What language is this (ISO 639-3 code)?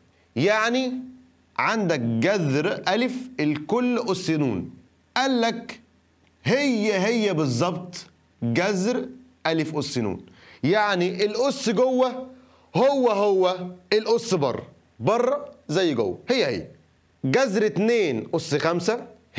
ara